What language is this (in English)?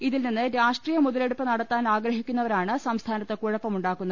Malayalam